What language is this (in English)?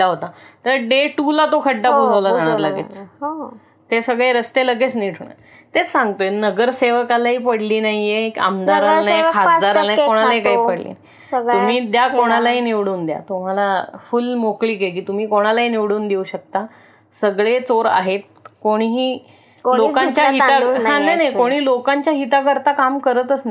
Marathi